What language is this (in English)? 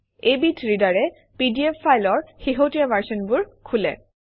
Assamese